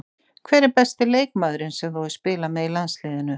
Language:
Icelandic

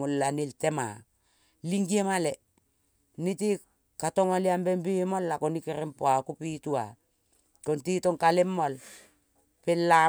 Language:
Kol (Papua New Guinea)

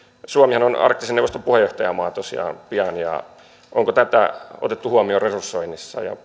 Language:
Finnish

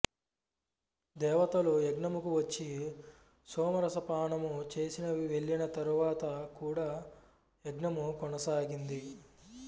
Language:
Telugu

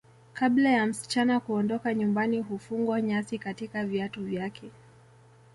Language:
Swahili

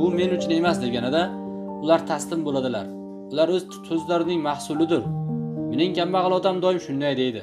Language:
Turkish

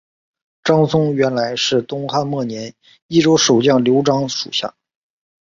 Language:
Chinese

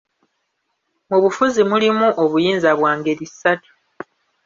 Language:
Ganda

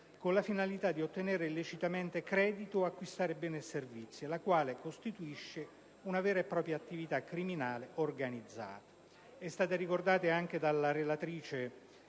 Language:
Italian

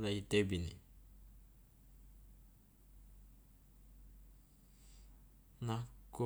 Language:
Loloda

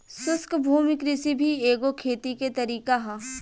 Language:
Bhojpuri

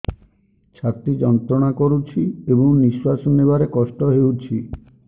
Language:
Odia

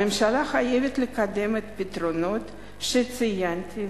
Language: Hebrew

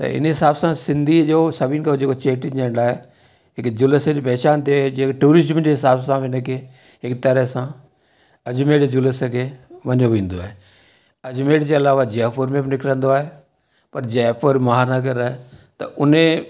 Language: Sindhi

